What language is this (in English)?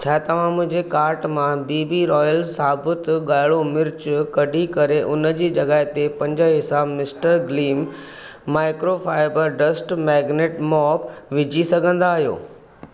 Sindhi